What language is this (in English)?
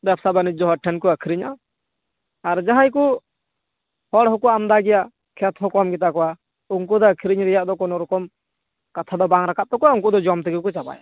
Santali